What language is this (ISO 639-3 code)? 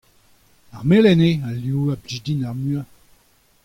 bre